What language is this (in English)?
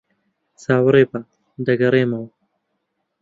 Central Kurdish